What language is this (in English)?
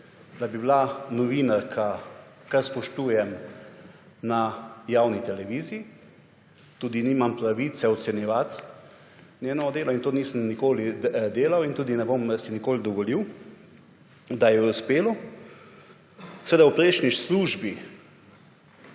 Slovenian